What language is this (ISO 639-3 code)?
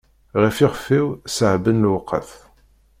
kab